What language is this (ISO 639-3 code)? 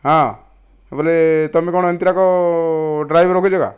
ori